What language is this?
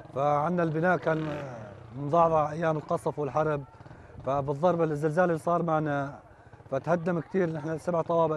Arabic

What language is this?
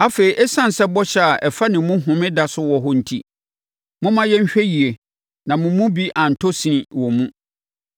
Akan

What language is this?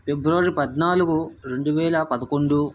Telugu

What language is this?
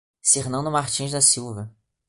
Portuguese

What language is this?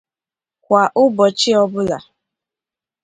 Igbo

